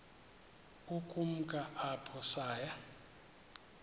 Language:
Xhosa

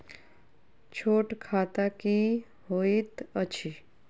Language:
Maithili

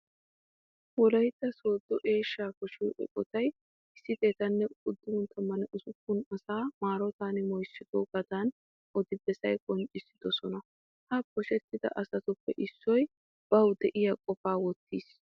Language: Wolaytta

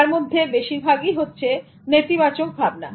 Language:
Bangla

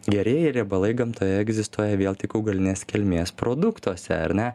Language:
Lithuanian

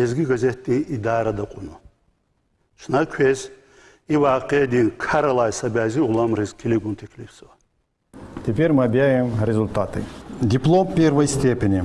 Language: Russian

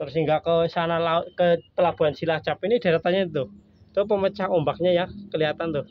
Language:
Indonesian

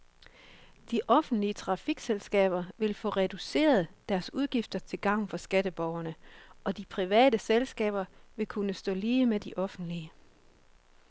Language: Danish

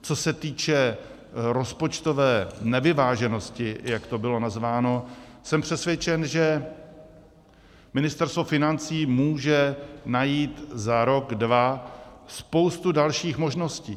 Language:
Czech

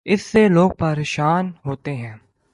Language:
Urdu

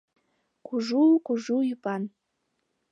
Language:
Mari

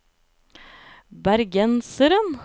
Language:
Norwegian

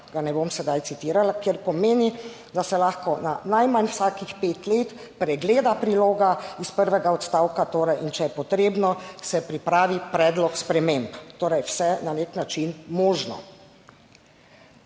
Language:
Slovenian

